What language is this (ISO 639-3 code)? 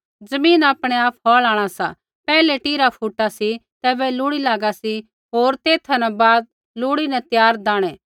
kfx